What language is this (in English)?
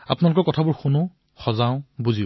Assamese